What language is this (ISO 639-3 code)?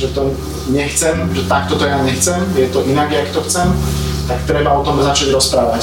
slk